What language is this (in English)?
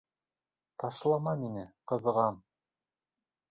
Bashkir